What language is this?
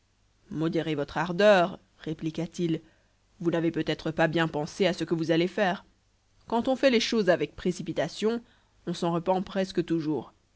French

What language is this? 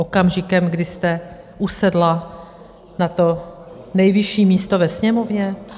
Czech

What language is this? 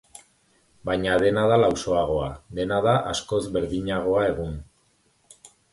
Basque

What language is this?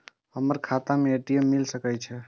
Maithili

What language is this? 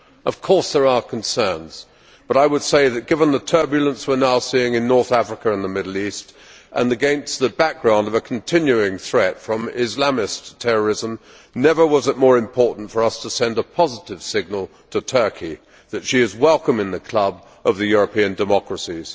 English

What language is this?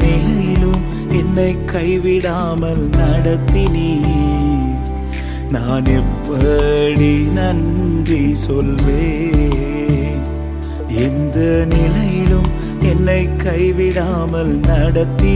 Urdu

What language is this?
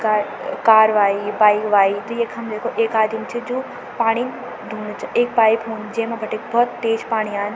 Garhwali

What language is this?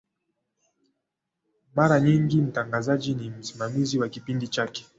Swahili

